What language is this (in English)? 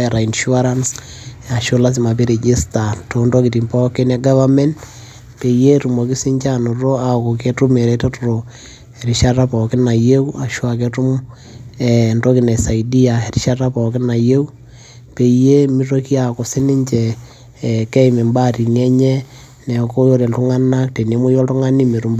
Masai